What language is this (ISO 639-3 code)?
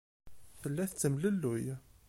kab